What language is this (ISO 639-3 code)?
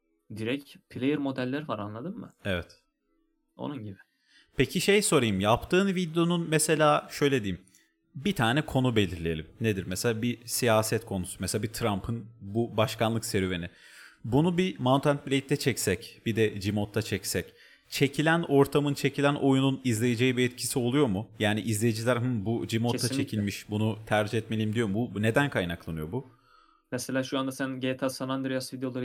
tur